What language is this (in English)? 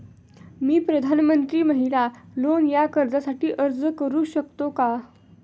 Marathi